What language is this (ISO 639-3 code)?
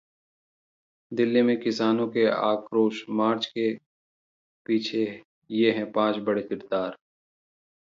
hin